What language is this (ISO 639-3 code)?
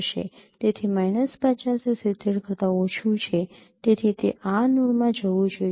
guj